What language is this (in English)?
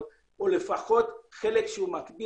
Hebrew